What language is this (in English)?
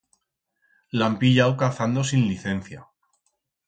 Aragonese